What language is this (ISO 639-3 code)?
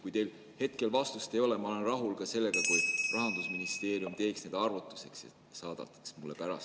est